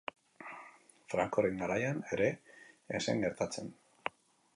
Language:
Basque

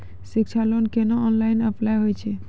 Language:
Maithili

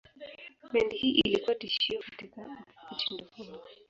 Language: Swahili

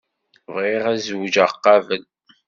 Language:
Kabyle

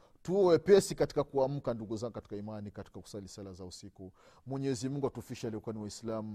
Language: Swahili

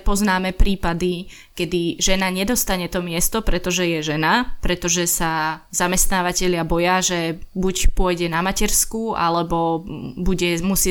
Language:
Slovak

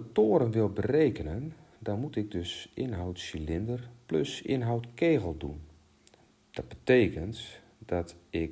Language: Dutch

